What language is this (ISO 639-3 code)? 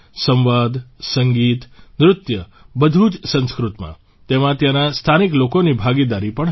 guj